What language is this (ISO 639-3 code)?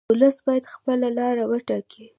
pus